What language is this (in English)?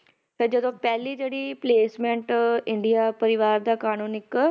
Punjabi